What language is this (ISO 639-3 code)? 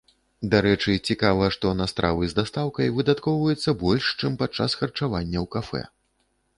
bel